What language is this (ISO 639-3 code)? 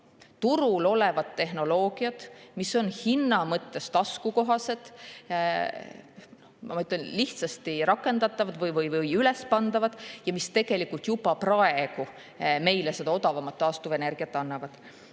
est